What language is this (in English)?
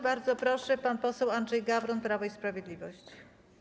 Polish